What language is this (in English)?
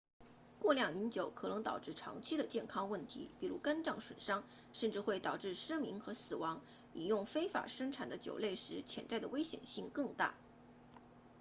Chinese